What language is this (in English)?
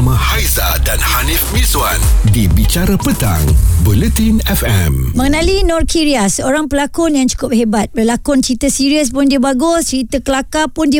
Malay